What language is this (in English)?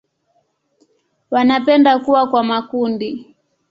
Swahili